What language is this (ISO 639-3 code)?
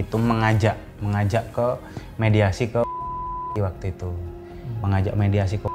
ind